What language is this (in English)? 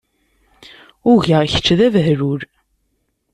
Kabyle